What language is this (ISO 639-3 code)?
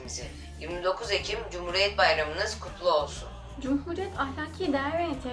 tur